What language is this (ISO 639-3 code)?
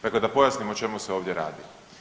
hrv